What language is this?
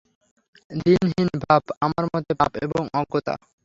Bangla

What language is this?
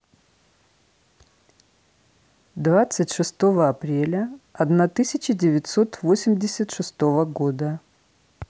Russian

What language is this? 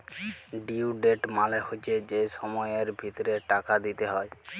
Bangla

